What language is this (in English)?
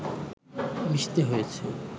Bangla